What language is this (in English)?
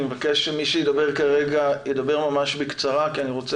Hebrew